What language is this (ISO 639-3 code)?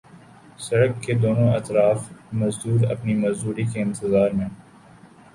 urd